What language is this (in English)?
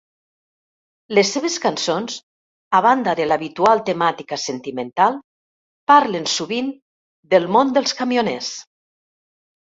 Catalan